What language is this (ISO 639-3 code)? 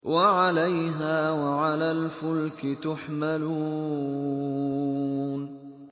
ara